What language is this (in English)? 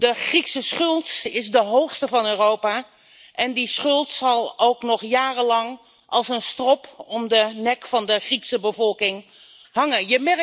Dutch